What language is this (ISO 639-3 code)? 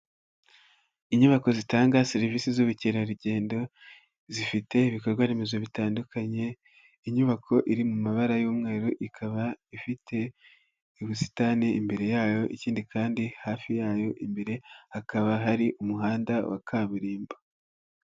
kin